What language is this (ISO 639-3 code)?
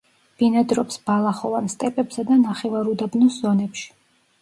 kat